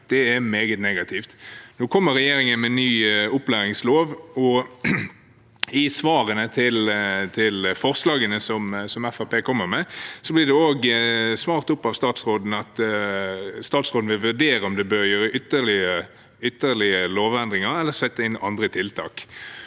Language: Norwegian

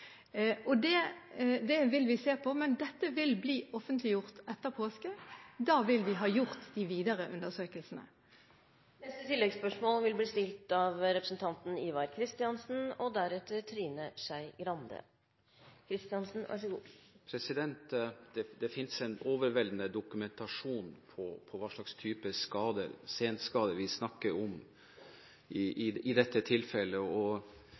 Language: Norwegian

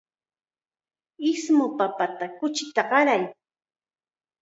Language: Chiquián Ancash Quechua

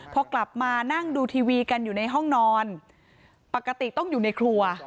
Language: Thai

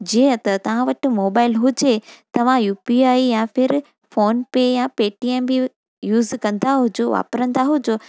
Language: Sindhi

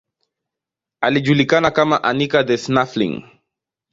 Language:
Swahili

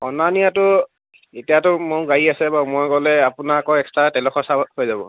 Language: Assamese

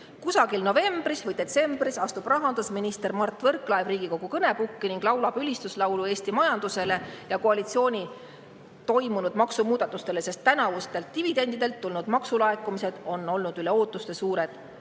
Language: Estonian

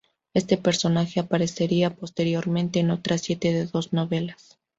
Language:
Spanish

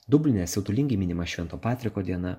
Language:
Lithuanian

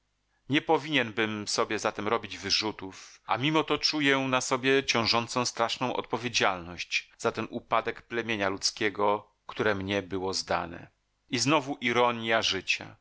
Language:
Polish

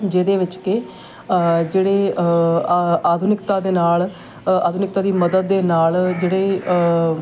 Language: Punjabi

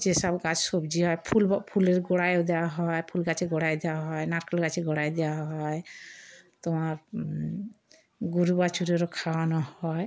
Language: Bangla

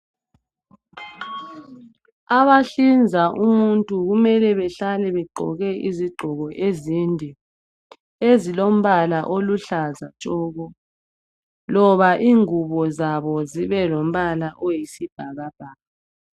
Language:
North Ndebele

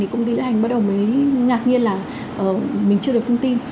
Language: Vietnamese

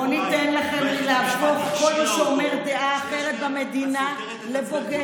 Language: Hebrew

